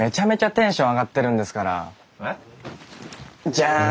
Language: Japanese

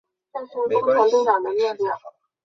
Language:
Chinese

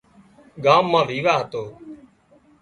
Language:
Wadiyara Koli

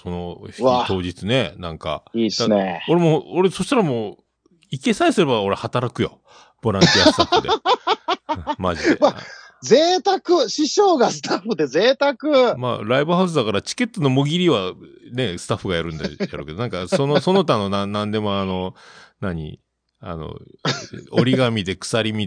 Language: Japanese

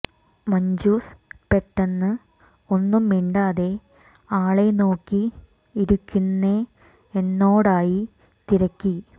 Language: Malayalam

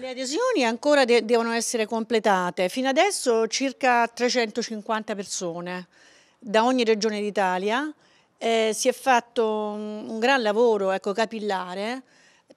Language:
Italian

